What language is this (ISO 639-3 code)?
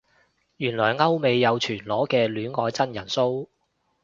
yue